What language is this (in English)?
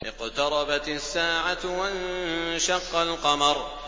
Arabic